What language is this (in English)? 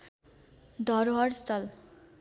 Nepali